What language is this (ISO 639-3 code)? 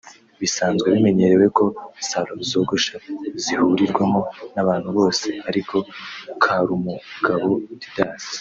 kin